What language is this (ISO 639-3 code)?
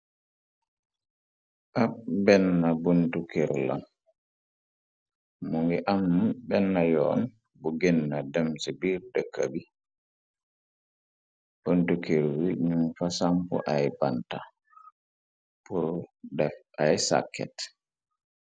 wol